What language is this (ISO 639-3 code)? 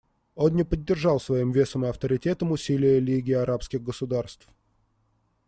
rus